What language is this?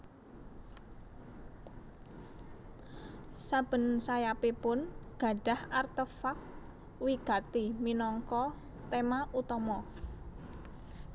Javanese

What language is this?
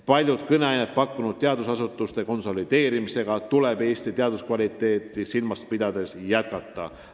Estonian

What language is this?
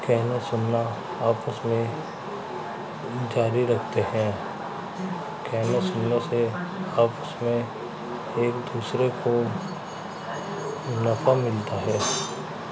Urdu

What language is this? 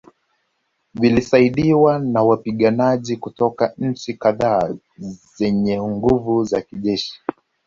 Swahili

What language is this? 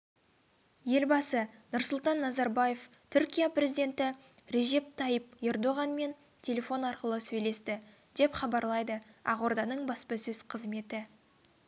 Kazakh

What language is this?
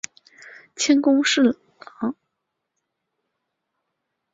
Chinese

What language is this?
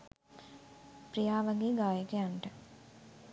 Sinhala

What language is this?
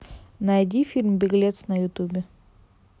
Russian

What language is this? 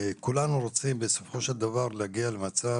Hebrew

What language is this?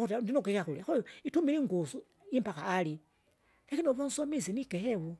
Kinga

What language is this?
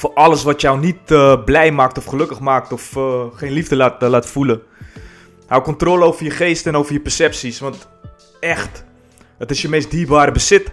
Dutch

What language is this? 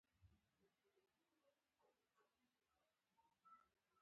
Pashto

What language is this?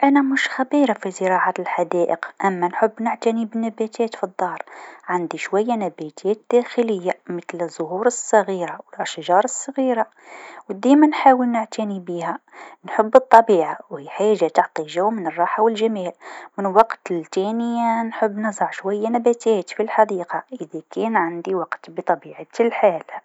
Tunisian Arabic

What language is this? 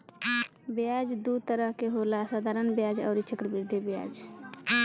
Bhojpuri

